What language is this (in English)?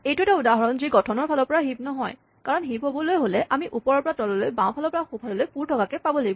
Assamese